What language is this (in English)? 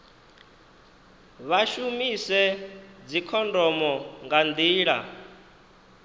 Venda